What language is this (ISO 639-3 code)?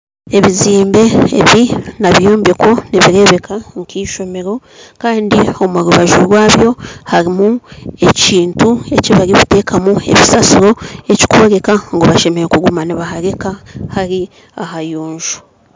nyn